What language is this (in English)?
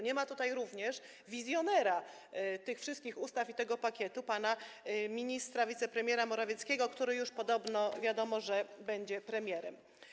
Polish